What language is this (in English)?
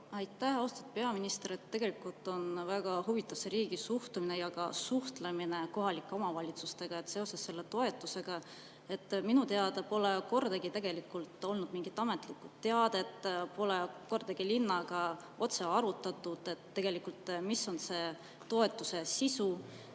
Estonian